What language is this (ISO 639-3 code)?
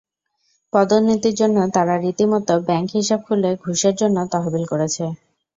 ben